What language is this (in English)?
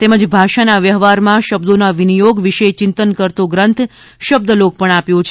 Gujarati